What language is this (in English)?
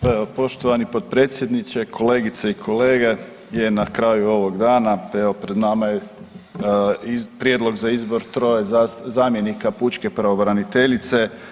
Croatian